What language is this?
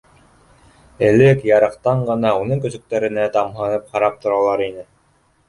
Bashkir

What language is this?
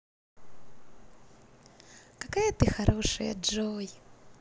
Russian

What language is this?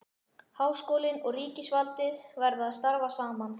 Icelandic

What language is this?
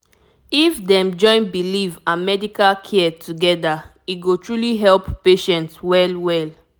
Nigerian Pidgin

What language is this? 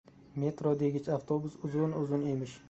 Uzbek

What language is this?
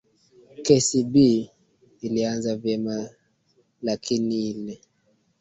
Swahili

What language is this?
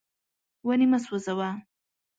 Pashto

